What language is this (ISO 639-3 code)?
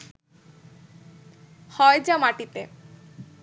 ben